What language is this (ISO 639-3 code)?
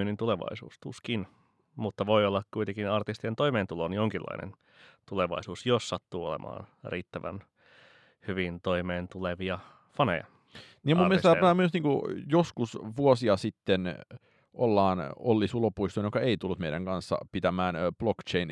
fin